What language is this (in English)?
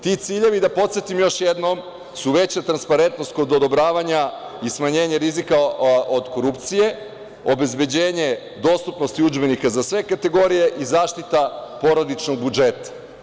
Serbian